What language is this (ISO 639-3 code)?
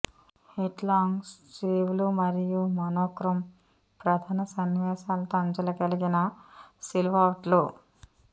tel